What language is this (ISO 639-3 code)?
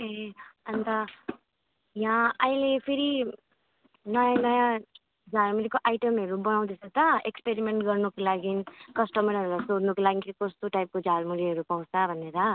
nep